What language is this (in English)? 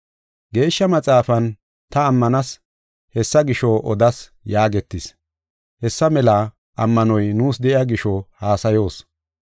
Gofa